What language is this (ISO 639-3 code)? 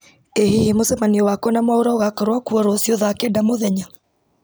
kik